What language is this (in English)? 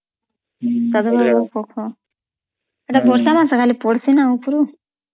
Odia